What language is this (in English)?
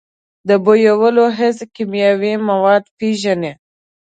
Pashto